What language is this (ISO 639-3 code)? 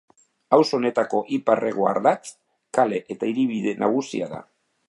eus